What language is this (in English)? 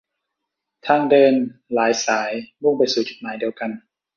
Thai